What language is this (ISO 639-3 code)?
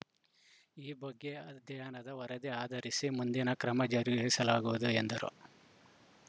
kan